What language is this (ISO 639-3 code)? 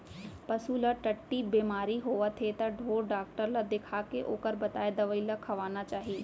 hne